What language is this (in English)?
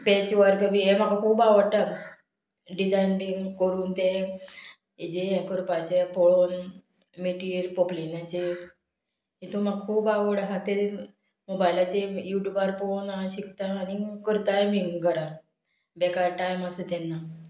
Konkani